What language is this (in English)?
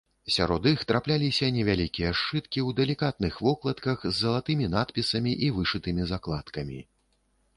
Belarusian